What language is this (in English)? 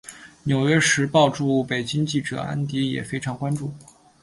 Chinese